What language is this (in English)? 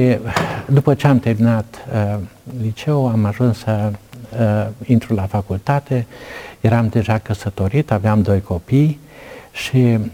Romanian